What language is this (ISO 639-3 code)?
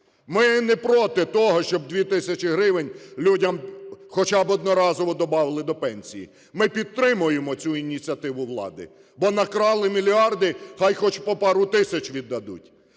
ukr